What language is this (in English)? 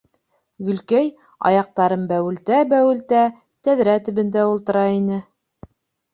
Bashkir